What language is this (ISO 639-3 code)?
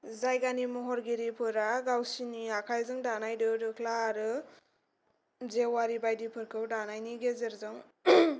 brx